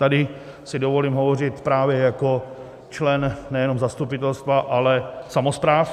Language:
Czech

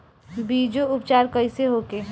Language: Bhojpuri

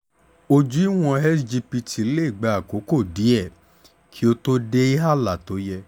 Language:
Yoruba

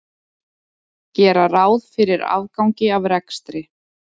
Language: Icelandic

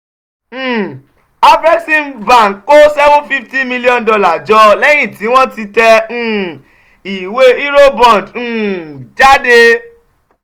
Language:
Yoruba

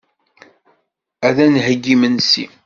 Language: Kabyle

